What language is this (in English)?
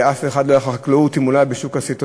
Hebrew